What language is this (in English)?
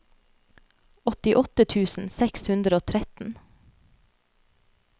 Norwegian